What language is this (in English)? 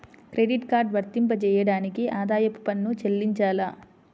Telugu